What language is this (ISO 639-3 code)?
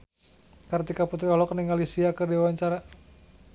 sun